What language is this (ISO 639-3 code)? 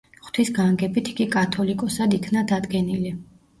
kat